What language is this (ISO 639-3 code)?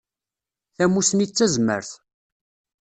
kab